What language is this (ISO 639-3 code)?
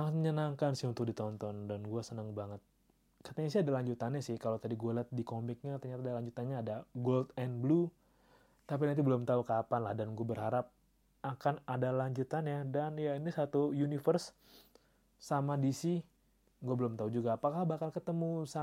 ind